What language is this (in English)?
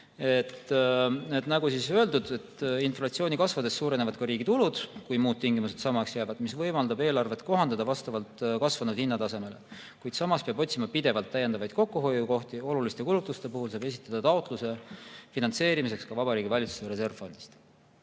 Estonian